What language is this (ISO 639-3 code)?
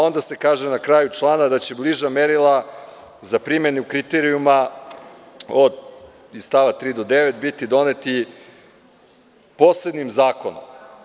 srp